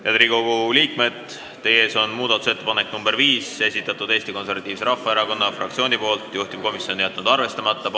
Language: Estonian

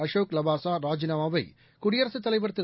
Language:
Tamil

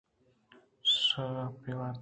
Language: Eastern Balochi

